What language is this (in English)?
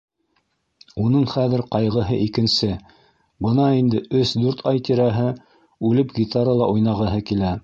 Bashkir